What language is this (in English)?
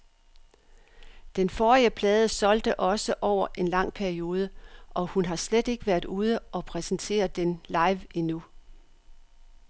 Danish